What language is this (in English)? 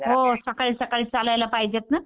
Marathi